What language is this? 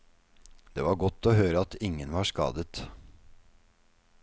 Norwegian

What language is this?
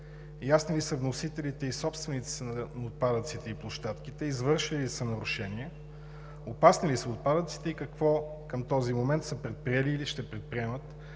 Bulgarian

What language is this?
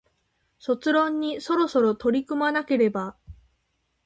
Japanese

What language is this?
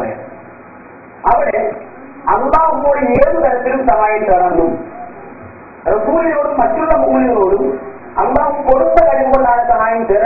Arabic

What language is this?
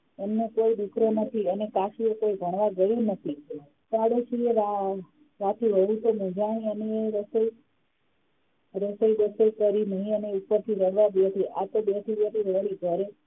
Gujarati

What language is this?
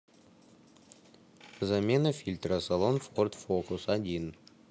Russian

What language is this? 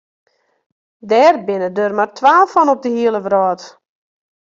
Western Frisian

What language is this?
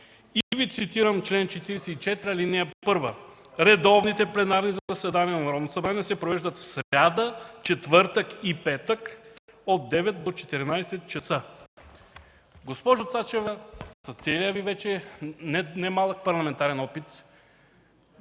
Bulgarian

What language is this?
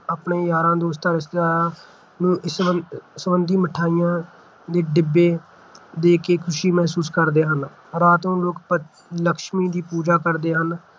Punjabi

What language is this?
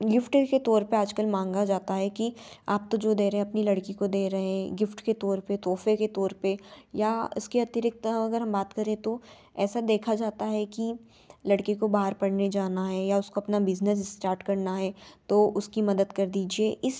Hindi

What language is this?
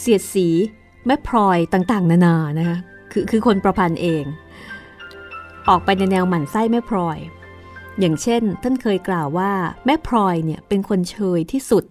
Thai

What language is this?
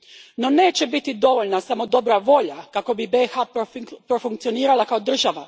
Croatian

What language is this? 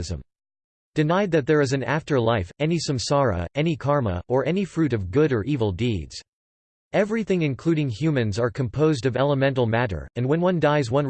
English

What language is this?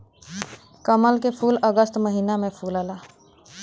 Bhojpuri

